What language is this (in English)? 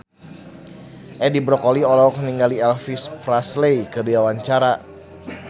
Sundanese